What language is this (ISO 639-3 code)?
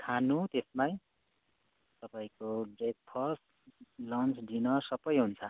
nep